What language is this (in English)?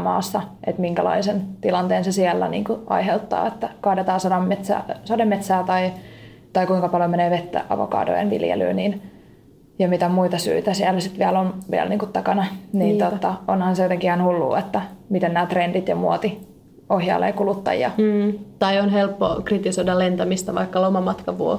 Finnish